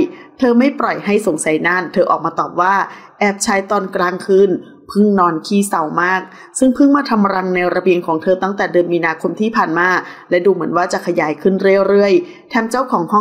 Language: Thai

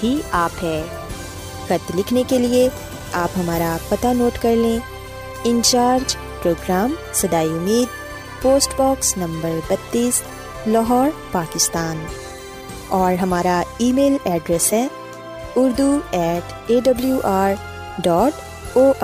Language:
Urdu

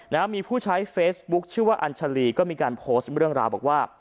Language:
Thai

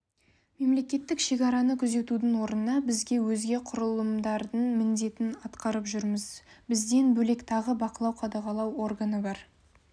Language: Kazakh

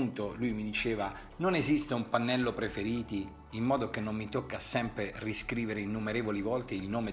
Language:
Italian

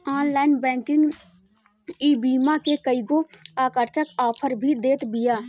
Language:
Bhojpuri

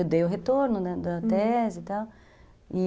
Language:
Portuguese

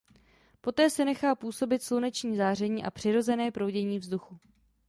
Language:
Czech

